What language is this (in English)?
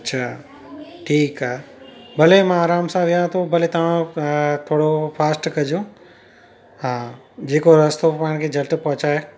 Sindhi